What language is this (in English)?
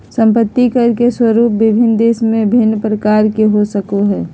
Magahi